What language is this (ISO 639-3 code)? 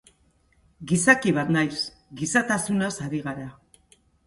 eus